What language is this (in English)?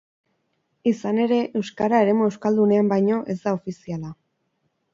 Basque